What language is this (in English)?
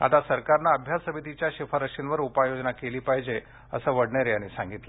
Marathi